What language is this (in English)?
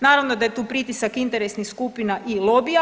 Croatian